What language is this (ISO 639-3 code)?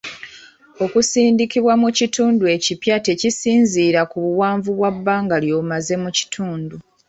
lug